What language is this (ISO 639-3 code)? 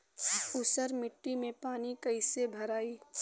bho